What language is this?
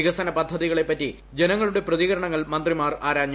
Malayalam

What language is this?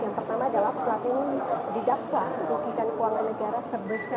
Indonesian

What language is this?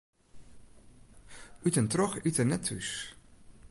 Western Frisian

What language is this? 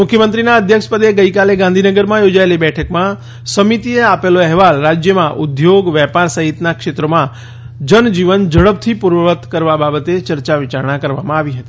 Gujarati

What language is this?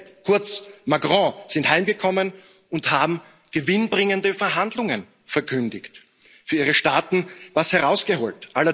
German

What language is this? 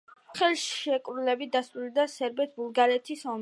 Georgian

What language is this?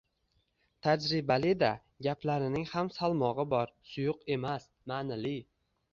Uzbek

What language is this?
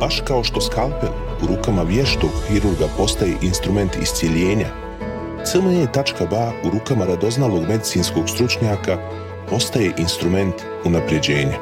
Croatian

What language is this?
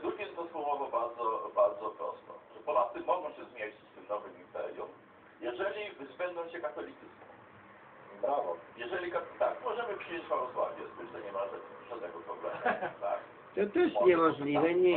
Polish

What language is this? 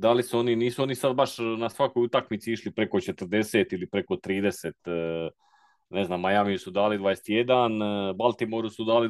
Croatian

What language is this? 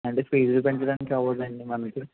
Telugu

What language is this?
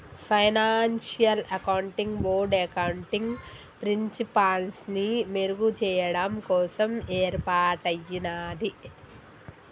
Telugu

